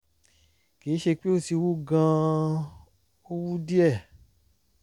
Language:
Yoruba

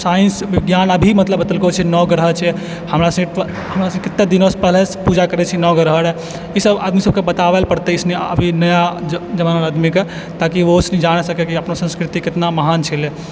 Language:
Maithili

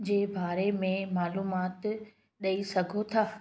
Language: Sindhi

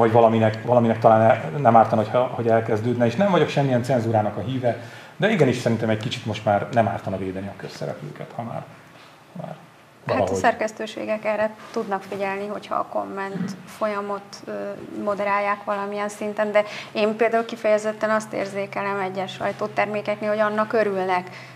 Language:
Hungarian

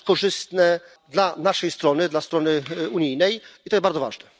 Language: Polish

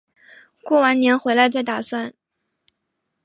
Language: Chinese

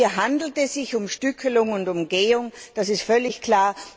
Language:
German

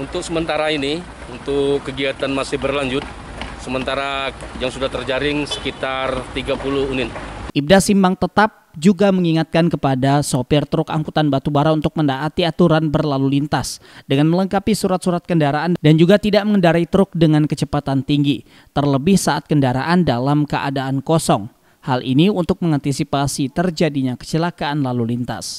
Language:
Indonesian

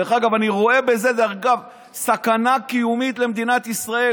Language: Hebrew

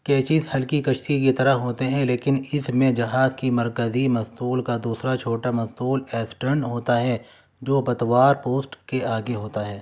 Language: Urdu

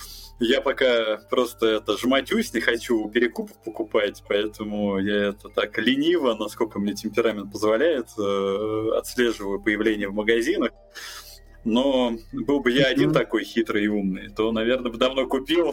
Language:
Russian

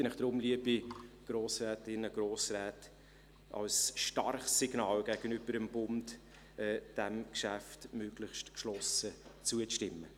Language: Swiss German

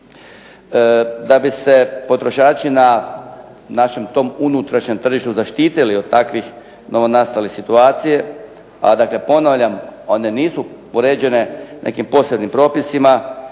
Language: Croatian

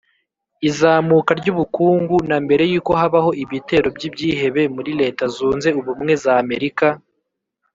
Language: Kinyarwanda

